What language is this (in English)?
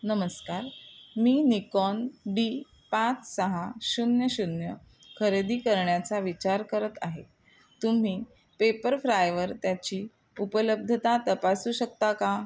Marathi